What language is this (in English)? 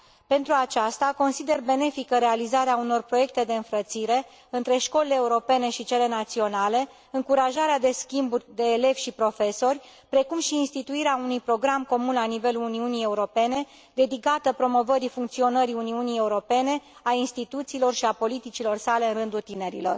Romanian